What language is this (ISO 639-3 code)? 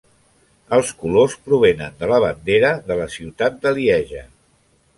cat